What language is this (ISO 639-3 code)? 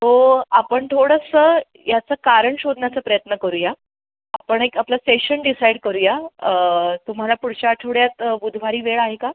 mar